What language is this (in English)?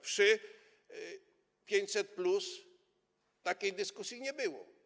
Polish